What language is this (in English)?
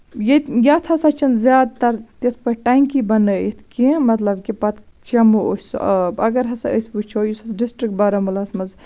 Kashmiri